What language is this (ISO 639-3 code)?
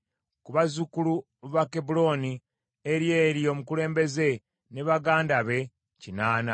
lug